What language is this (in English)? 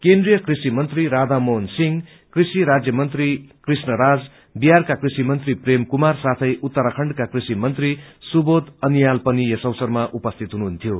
Nepali